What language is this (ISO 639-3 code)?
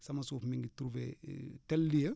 wol